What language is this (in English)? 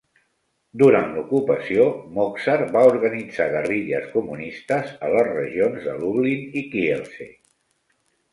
Catalan